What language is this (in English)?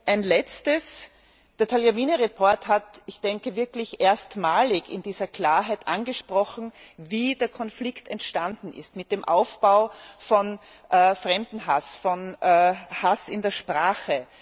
German